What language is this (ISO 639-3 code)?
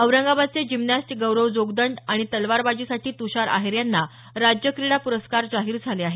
mar